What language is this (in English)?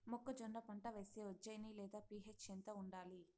Telugu